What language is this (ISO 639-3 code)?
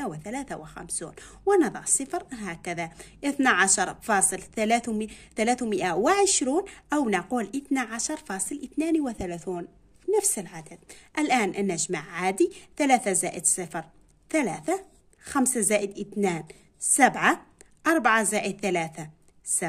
ara